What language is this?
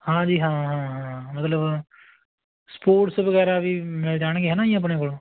Punjabi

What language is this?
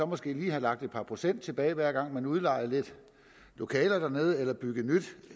Danish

